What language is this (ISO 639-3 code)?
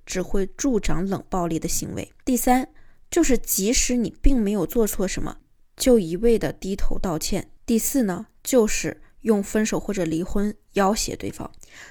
zho